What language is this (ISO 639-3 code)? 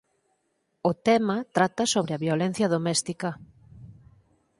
glg